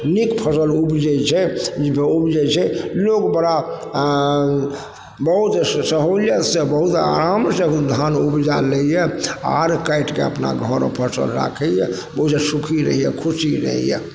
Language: Maithili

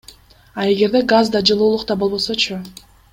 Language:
Kyrgyz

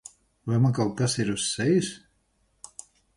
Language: Latvian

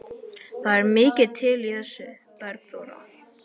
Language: Icelandic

